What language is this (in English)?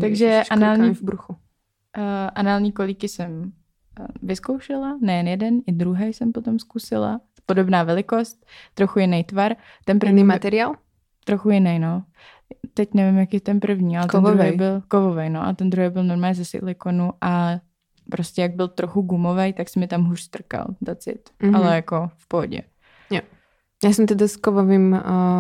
Czech